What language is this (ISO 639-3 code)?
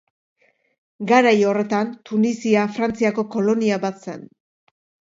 eus